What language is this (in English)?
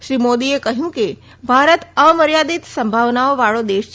Gujarati